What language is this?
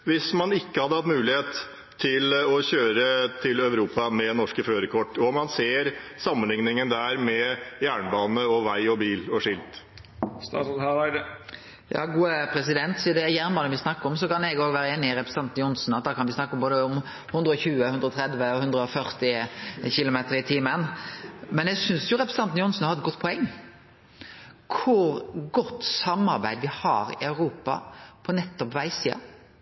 Norwegian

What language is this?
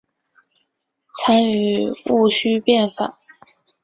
Chinese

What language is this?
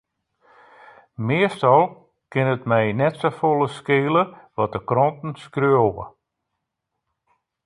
Western Frisian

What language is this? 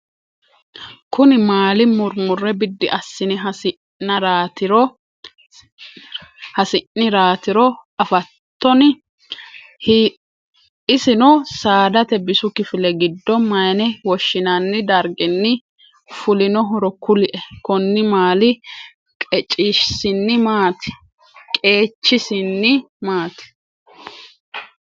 Sidamo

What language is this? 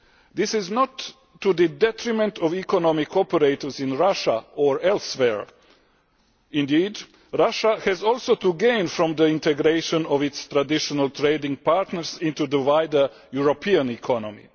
English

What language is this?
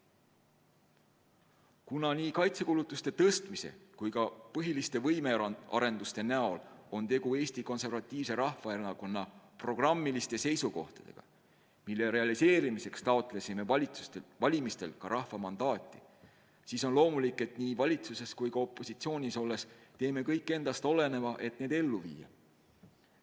Estonian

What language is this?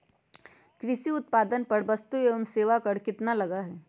Magahi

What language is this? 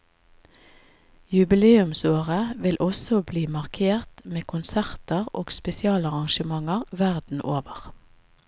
Norwegian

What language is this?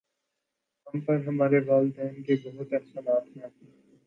Urdu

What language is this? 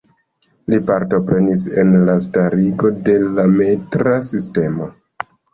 Esperanto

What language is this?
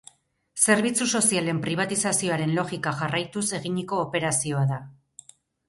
Basque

